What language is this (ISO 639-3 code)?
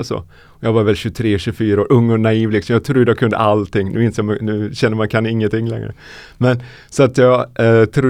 swe